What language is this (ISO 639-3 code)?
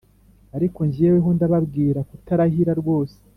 kin